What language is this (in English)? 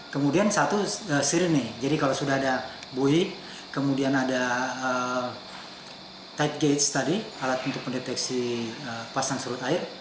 Indonesian